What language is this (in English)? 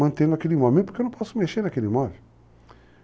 Portuguese